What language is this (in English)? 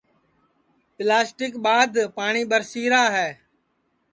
Sansi